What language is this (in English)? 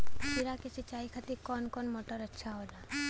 Bhojpuri